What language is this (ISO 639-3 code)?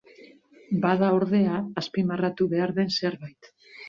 eus